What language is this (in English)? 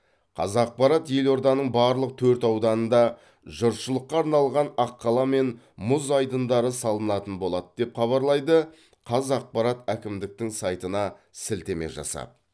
Kazakh